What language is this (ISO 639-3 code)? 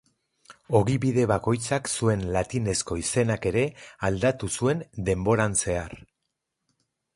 eus